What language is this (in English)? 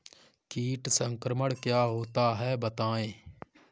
Hindi